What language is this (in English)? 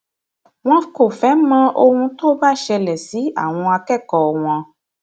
Yoruba